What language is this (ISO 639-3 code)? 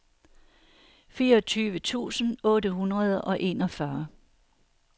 dan